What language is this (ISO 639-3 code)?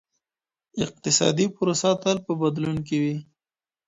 pus